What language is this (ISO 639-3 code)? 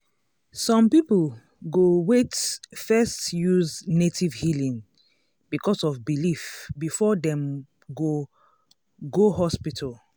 pcm